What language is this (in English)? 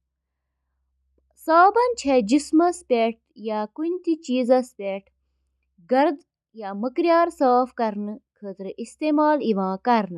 Kashmiri